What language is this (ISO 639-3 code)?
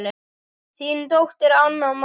isl